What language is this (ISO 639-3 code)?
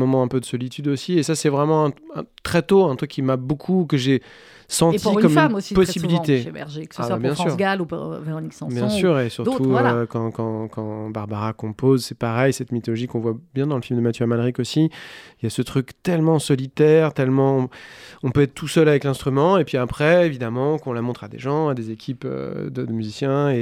fra